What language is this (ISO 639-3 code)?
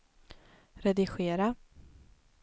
swe